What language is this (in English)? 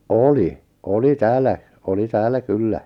Finnish